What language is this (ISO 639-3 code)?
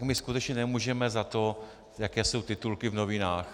ces